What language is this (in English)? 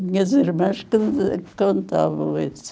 Portuguese